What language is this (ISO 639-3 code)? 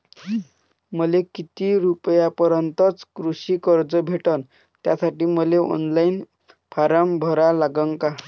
mar